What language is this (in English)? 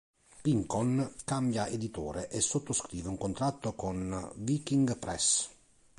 Italian